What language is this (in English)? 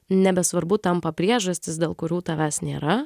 Lithuanian